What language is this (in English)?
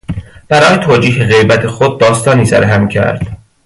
Persian